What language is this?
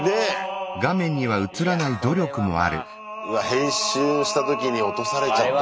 Japanese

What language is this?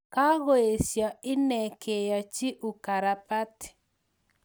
Kalenjin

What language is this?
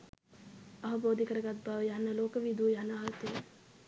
Sinhala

